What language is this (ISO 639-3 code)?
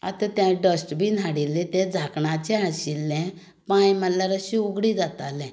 kok